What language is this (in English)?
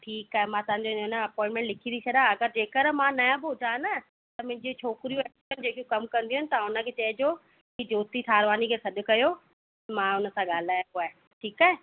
Sindhi